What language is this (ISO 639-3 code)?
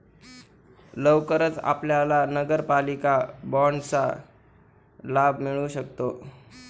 mar